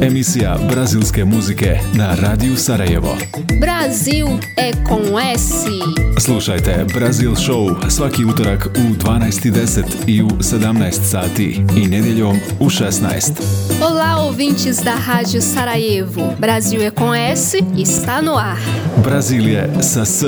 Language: Croatian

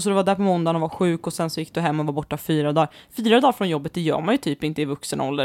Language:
Swedish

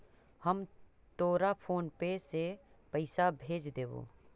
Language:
Magahi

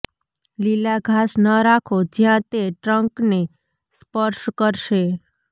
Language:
Gujarati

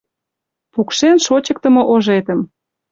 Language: Mari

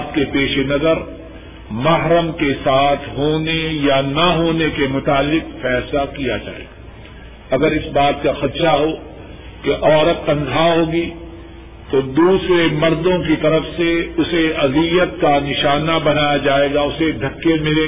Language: Urdu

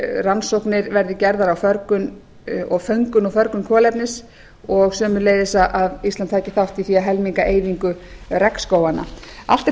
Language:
Icelandic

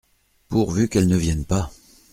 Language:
French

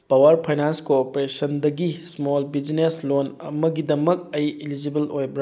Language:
Manipuri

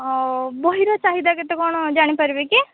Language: Odia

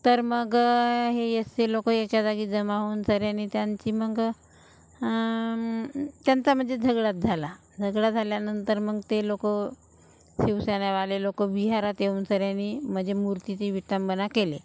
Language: Marathi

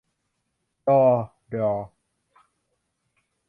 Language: Thai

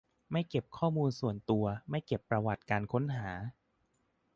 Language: Thai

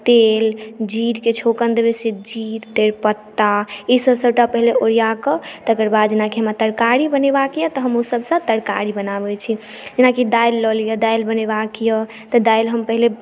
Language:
Maithili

